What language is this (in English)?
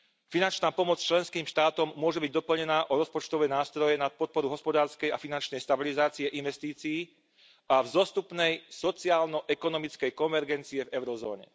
Slovak